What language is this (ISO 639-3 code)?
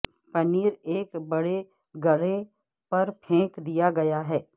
urd